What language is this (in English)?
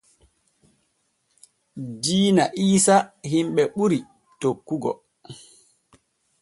Borgu Fulfulde